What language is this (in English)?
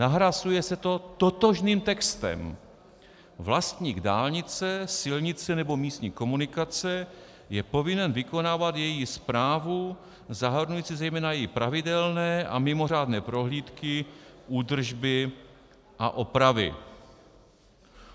Czech